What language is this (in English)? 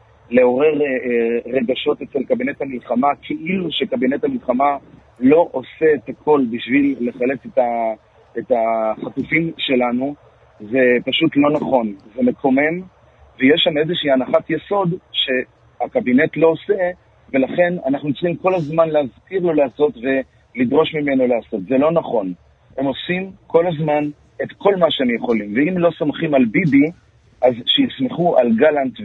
Hebrew